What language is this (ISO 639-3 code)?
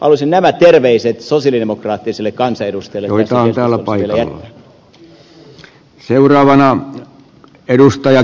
fin